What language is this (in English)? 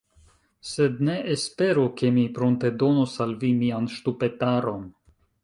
Esperanto